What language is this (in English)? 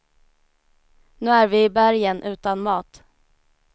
Swedish